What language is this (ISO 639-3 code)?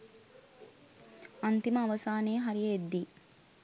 sin